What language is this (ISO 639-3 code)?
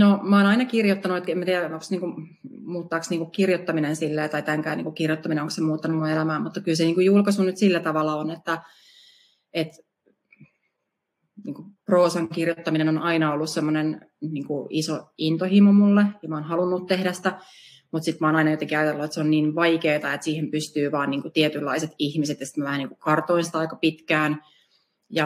fin